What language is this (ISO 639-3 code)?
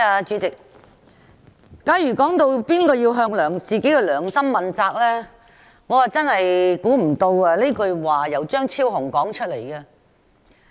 yue